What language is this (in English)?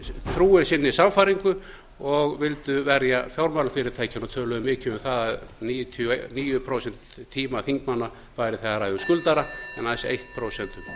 Icelandic